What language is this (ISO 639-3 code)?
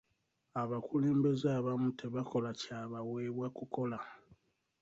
lug